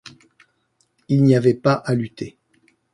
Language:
French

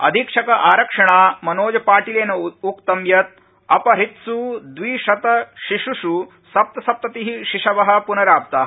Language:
Sanskrit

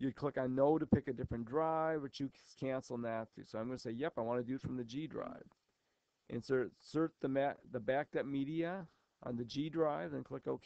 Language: English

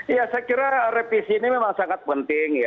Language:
Indonesian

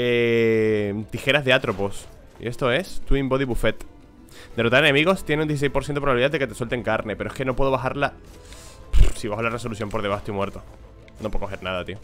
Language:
Spanish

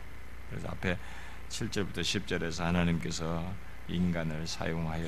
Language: Korean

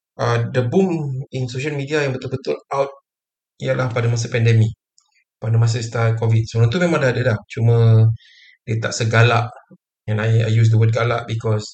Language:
Malay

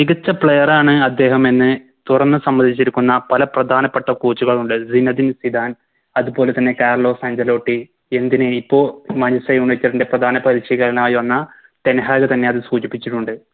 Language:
Malayalam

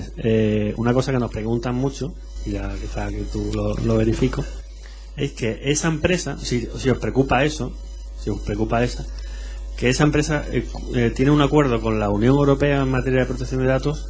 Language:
Spanish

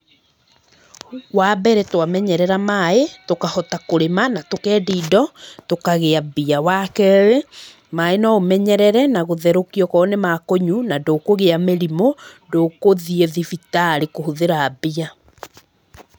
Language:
Kikuyu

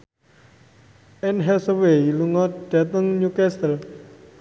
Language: Javanese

